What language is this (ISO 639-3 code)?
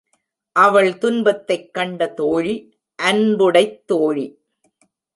tam